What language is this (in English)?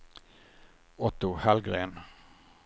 Swedish